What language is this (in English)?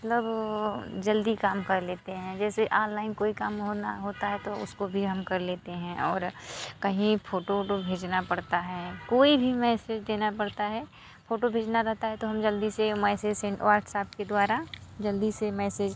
Hindi